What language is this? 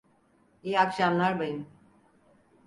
Turkish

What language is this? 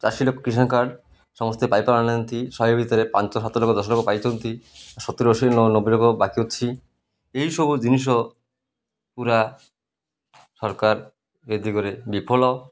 Odia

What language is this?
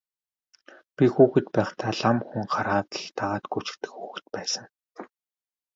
Mongolian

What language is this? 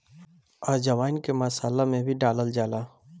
Bhojpuri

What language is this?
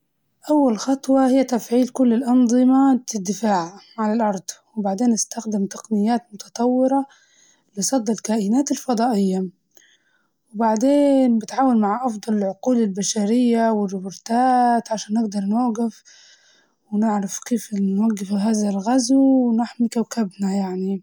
Libyan Arabic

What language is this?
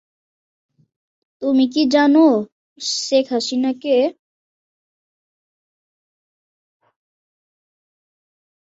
Bangla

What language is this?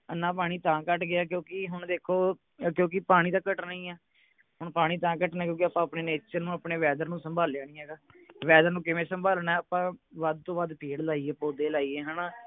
Punjabi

